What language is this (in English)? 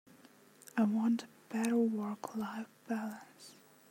English